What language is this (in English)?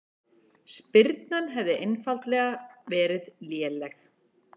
Icelandic